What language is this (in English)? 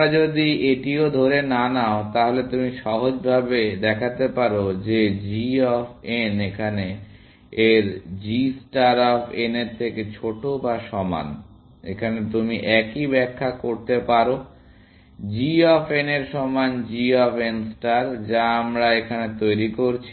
Bangla